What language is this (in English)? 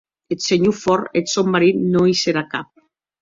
Occitan